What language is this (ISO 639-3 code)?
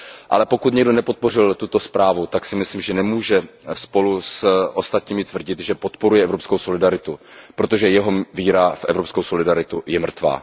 ces